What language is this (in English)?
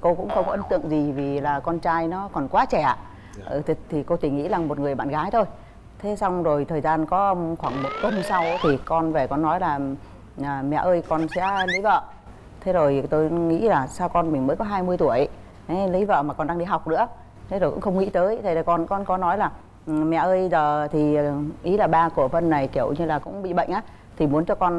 Vietnamese